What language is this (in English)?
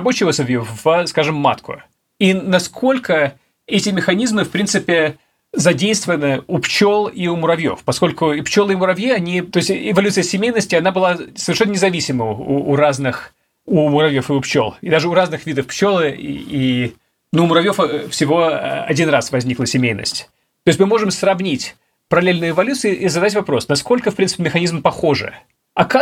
Russian